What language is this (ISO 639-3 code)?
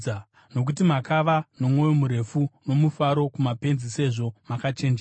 sna